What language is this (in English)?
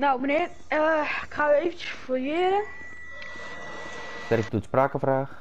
Dutch